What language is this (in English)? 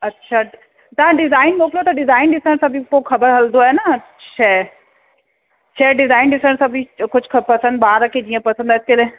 Sindhi